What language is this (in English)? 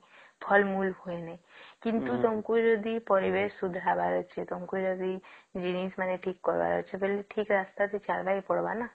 Odia